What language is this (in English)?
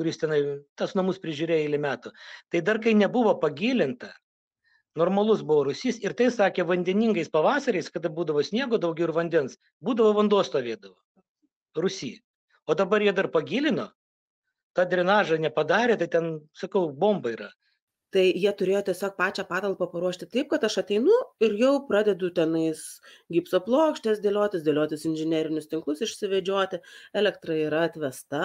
Lithuanian